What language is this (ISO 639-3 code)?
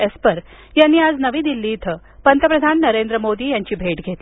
mar